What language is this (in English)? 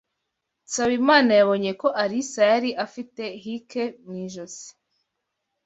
Kinyarwanda